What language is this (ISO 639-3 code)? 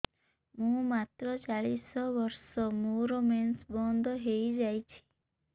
ori